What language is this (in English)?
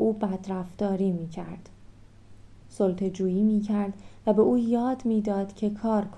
Persian